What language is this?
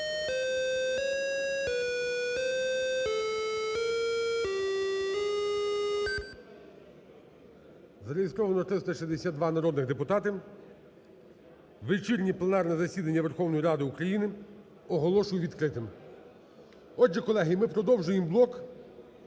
Ukrainian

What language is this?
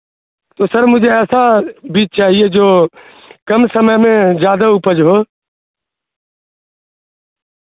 Urdu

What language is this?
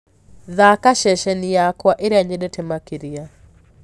Kikuyu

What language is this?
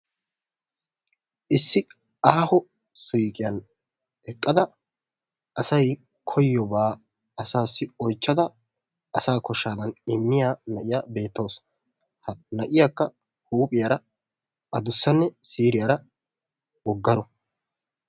Wolaytta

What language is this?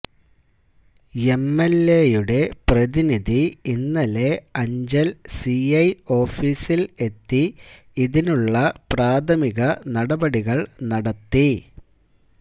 Malayalam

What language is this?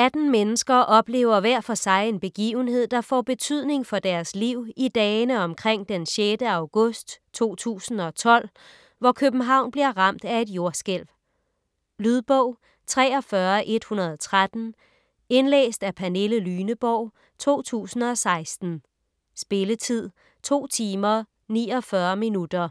Danish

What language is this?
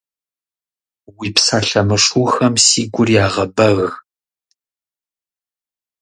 Kabardian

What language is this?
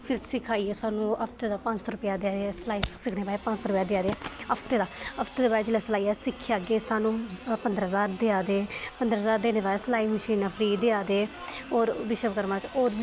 Dogri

